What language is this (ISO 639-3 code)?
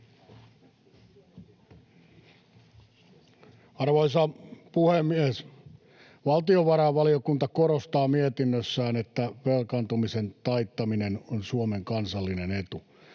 fin